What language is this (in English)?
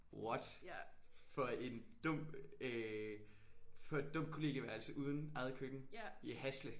Danish